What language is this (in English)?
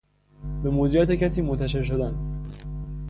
Persian